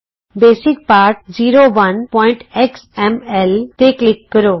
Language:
Punjabi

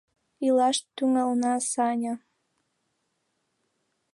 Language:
Mari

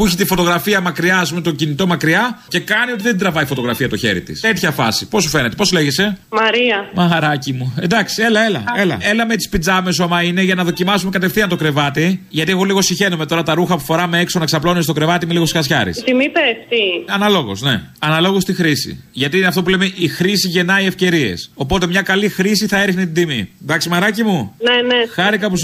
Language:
Greek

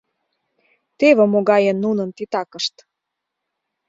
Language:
Mari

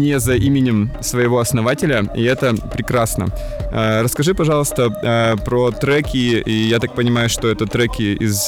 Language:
Russian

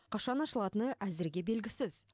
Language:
Kazakh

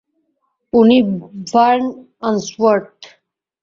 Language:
Bangla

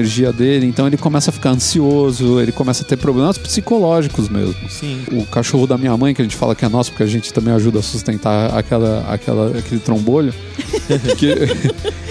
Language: Portuguese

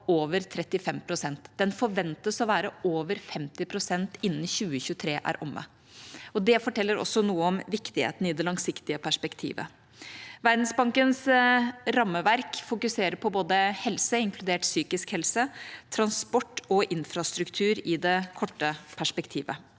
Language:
Norwegian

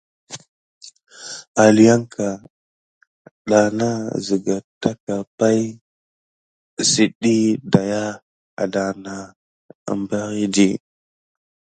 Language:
Gidar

